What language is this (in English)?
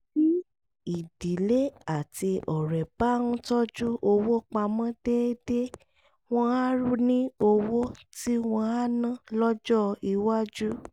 Yoruba